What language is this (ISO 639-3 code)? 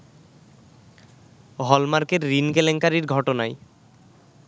ben